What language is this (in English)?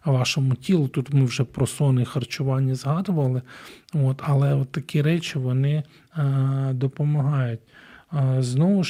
Ukrainian